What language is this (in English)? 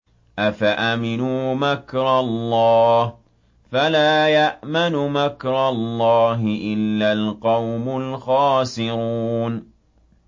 Arabic